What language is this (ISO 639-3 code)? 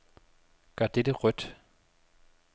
dan